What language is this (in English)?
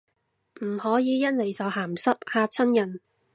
Cantonese